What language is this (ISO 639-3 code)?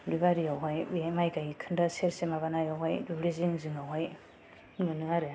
brx